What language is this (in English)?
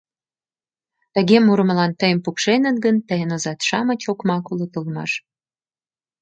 Mari